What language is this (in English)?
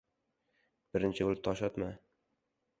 Uzbek